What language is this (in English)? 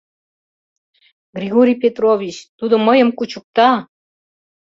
Mari